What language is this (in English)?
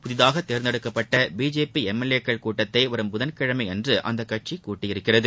Tamil